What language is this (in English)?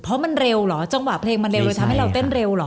Thai